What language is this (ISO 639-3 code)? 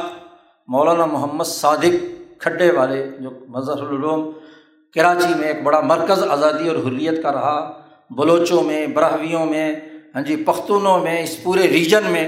urd